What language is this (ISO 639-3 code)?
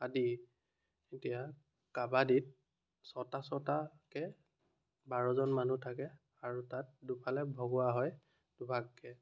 asm